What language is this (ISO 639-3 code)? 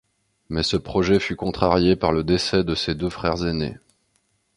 fra